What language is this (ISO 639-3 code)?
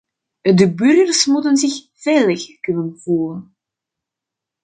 nld